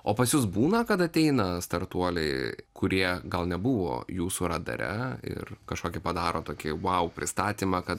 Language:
Lithuanian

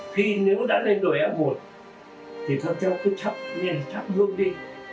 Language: Vietnamese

